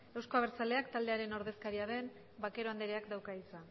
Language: Basque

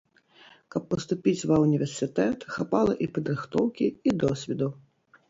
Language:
Belarusian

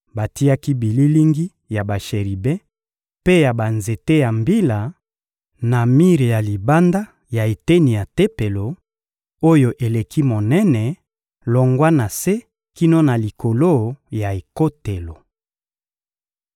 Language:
Lingala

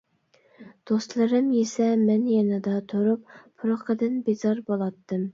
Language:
Uyghur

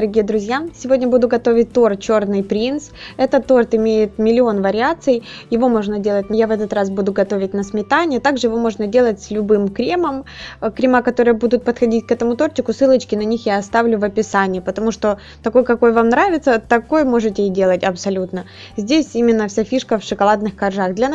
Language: Russian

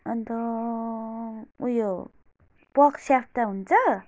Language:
Nepali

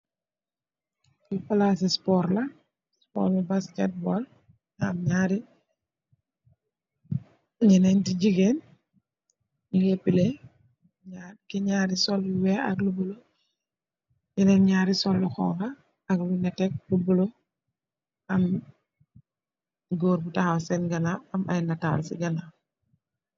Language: Wolof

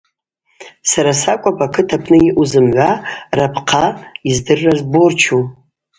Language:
Abaza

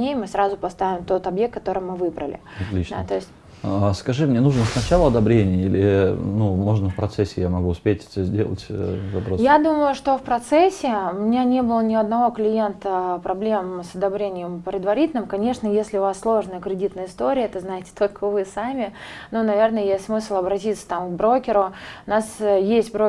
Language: Russian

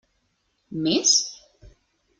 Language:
Catalan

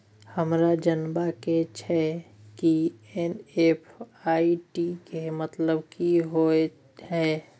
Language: Maithili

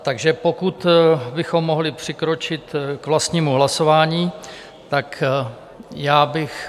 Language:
Czech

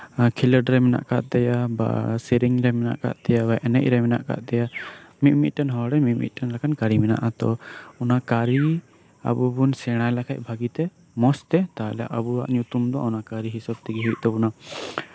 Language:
Santali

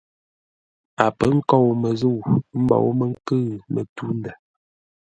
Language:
Ngombale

